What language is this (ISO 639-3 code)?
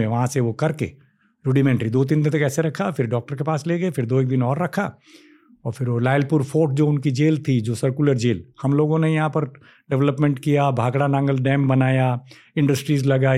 hin